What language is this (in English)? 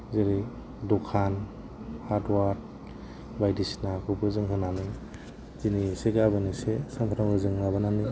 Bodo